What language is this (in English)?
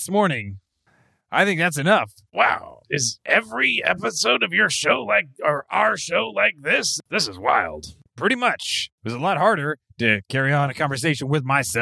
English